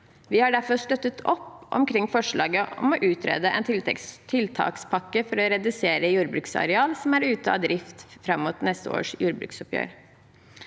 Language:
Norwegian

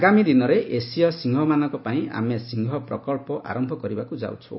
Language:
Odia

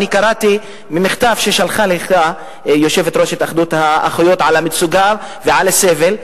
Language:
Hebrew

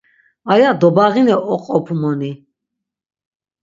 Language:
Laz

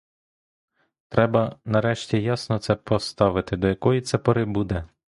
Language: Ukrainian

